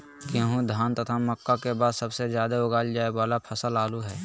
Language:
Magahi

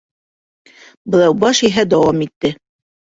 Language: Bashkir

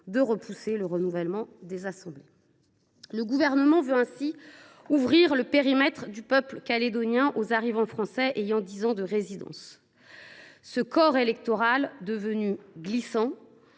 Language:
French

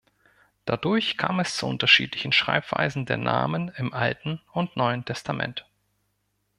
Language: German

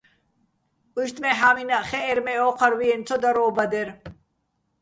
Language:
Bats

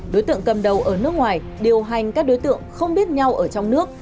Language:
Vietnamese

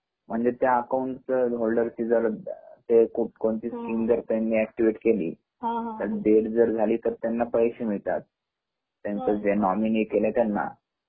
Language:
Marathi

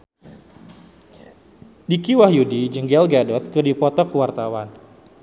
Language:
Sundanese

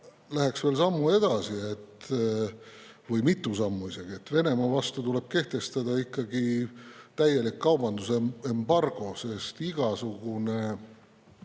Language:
Estonian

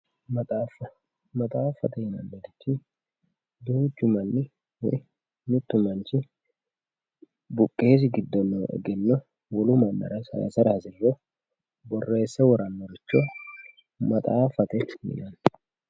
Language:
Sidamo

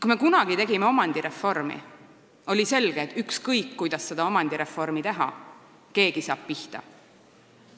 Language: Estonian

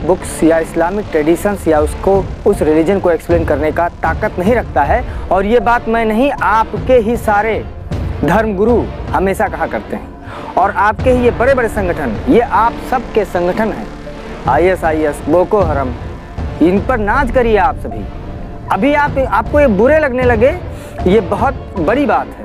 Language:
Hindi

